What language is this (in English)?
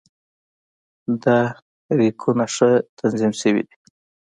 Pashto